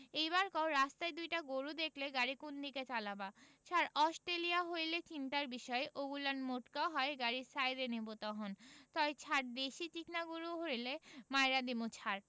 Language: Bangla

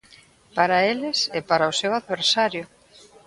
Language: Galician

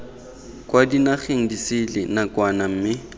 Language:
Tswana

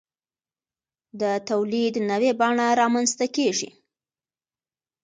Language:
Pashto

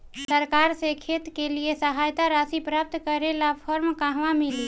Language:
Bhojpuri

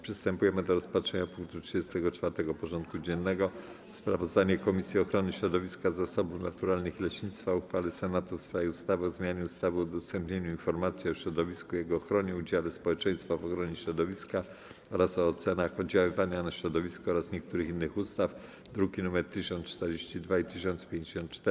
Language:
Polish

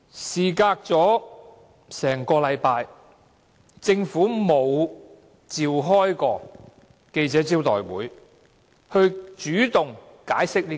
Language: Cantonese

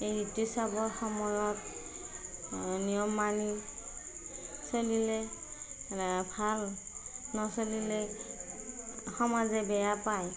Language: Assamese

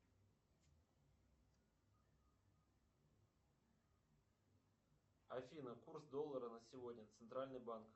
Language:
Russian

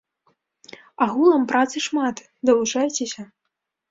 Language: Belarusian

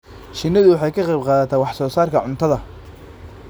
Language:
Somali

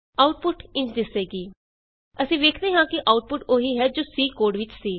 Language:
Punjabi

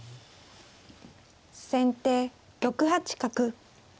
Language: Japanese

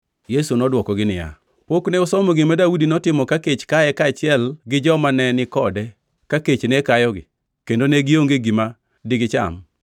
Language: Luo (Kenya and Tanzania)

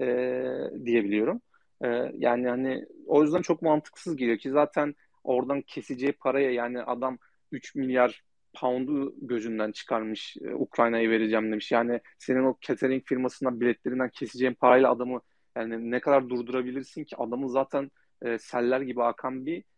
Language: Turkish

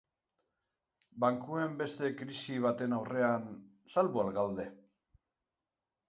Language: Basque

